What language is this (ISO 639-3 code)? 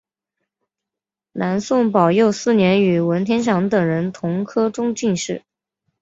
zho